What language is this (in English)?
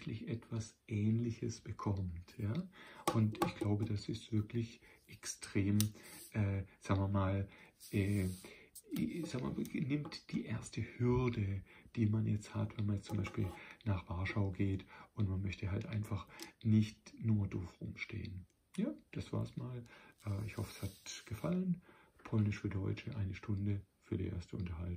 German